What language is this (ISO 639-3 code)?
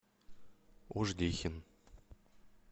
rus